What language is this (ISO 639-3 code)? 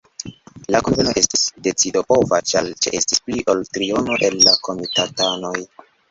epo